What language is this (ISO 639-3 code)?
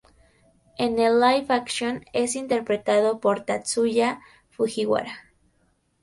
spa